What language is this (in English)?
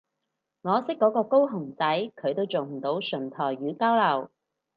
Cantonese